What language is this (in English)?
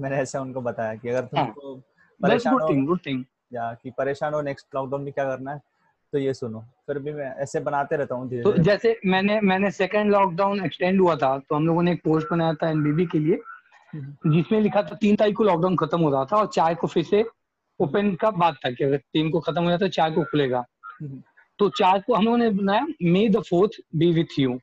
Hindi